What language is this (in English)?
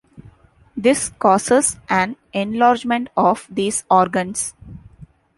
English